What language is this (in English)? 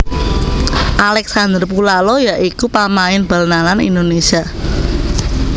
Javanese